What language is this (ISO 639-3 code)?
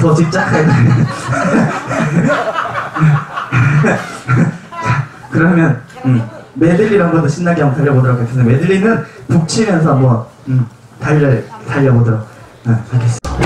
kor